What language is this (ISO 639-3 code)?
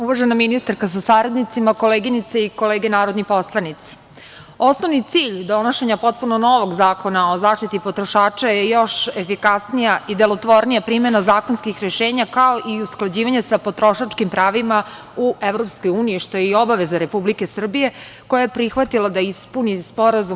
srp